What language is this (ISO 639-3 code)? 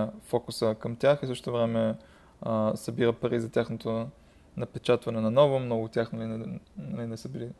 bul